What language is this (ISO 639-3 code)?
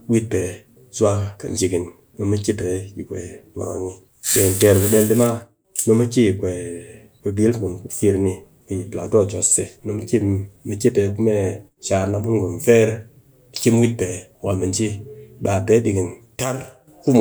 cky